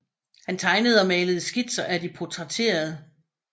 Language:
Danish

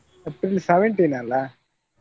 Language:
Kannada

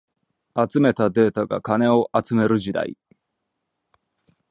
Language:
Japanese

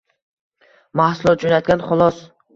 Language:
Uzbek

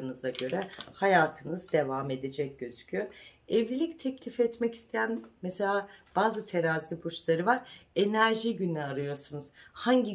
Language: Turkish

